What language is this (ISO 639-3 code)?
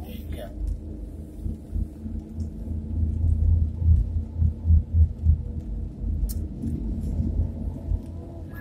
ind